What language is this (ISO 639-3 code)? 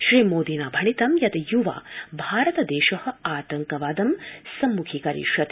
san